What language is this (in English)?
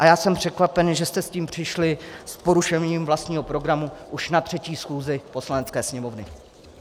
Czech